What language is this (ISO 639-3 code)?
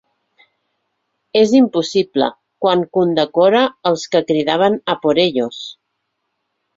cat